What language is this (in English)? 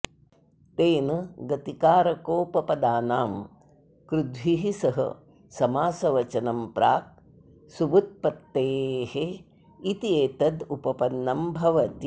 Sanskrit